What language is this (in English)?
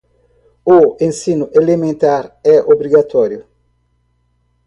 Portuguese